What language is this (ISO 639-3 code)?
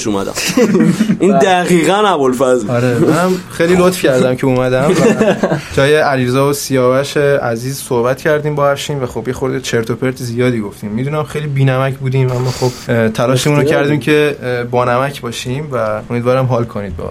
fas